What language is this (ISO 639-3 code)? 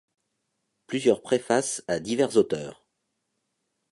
fra